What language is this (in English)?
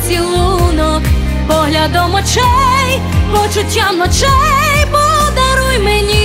Ukrainian